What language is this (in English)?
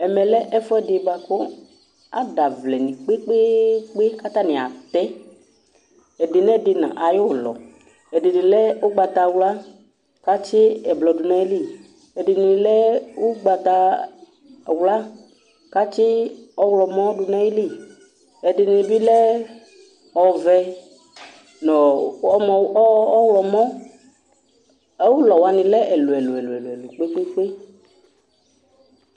Ikposo